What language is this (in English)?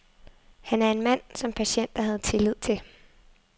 Danish